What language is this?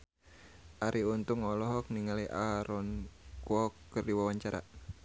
Sundanese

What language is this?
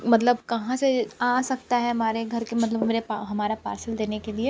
Hindi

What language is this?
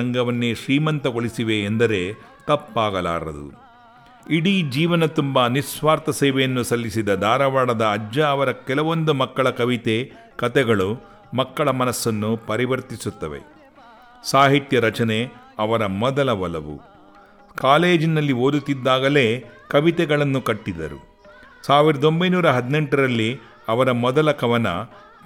Kannada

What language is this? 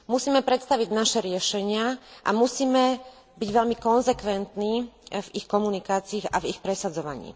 Slovak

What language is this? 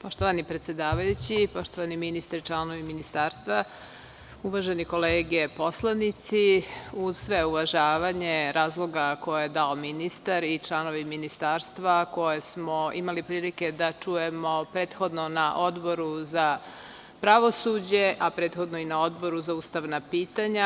Serbian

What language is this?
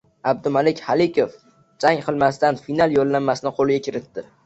Uzbek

